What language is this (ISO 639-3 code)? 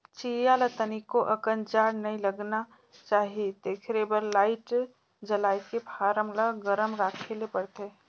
hne